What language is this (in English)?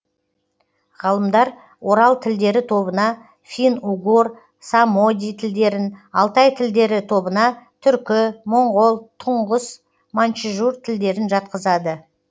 Kazakh